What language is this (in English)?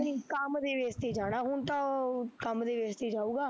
Punjabi